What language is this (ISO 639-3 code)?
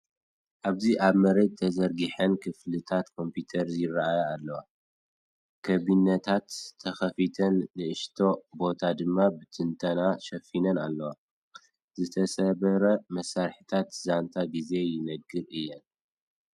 tir